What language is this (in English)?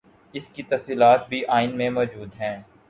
Urdu